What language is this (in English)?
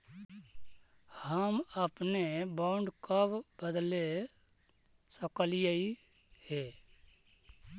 Magahi